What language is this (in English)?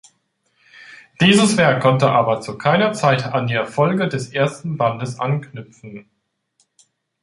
German